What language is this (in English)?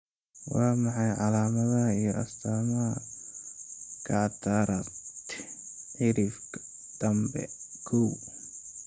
Somali